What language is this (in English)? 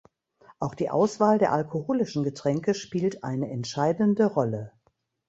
German